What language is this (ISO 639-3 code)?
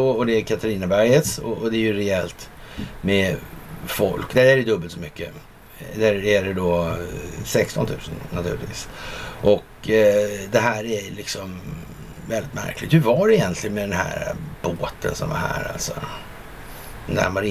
swe